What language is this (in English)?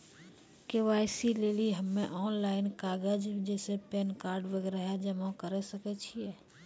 Maithili